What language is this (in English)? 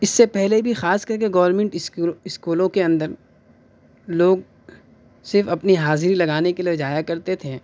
Urdu